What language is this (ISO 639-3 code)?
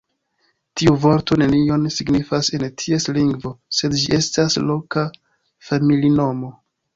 epo